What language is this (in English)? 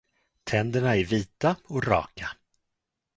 Swedish